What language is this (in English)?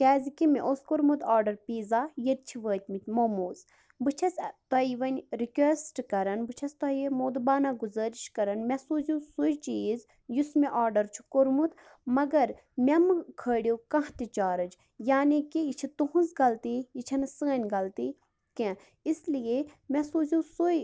Kashmiri